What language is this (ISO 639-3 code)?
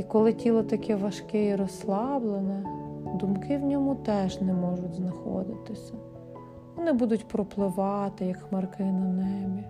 ukr